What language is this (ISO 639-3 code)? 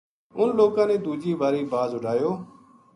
gju